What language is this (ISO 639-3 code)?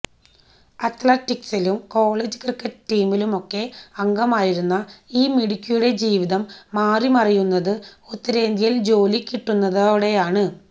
mal